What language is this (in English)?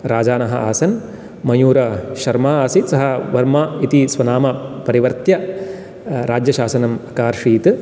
Sanskrit